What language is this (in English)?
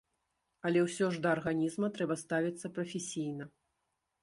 Belarusian